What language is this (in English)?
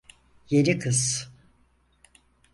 Turkish